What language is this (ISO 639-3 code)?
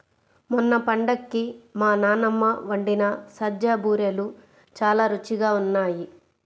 tel